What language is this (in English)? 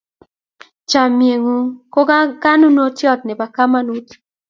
Kalenjin